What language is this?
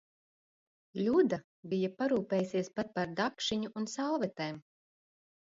Latvian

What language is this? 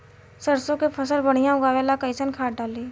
Bhojpuri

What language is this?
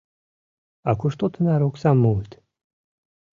Mari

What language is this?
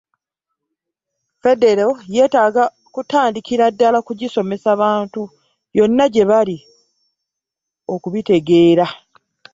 Ganda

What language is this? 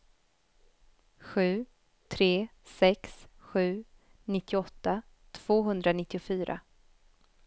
Swedish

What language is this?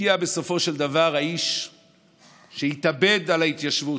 Hebrew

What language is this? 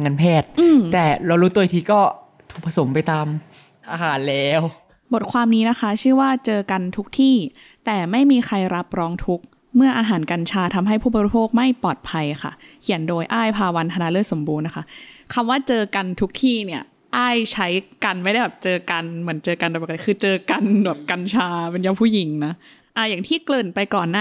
Thai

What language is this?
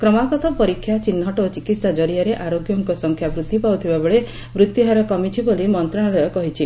Odia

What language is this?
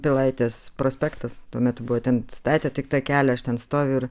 Lithuanian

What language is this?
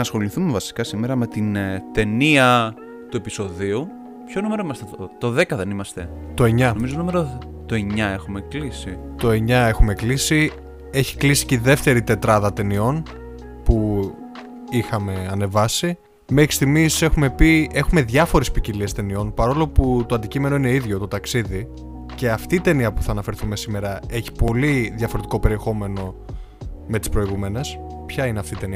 Greek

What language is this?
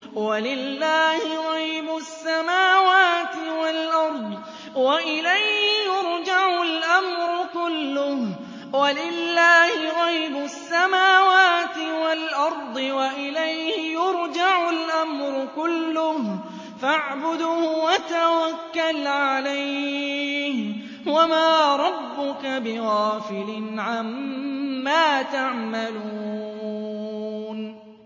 Arabic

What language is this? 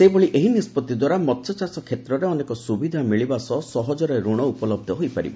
Odia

